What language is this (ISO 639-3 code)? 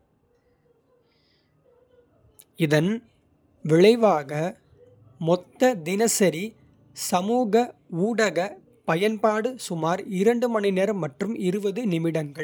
kfe